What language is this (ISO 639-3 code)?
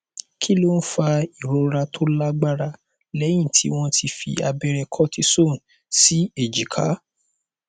yor